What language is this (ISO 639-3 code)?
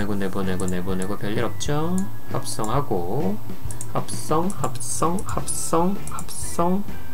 kor